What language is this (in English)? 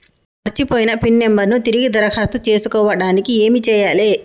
Telugu